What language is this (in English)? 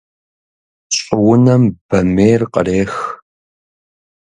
Kabardian